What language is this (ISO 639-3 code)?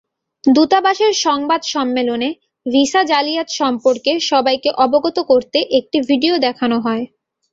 ben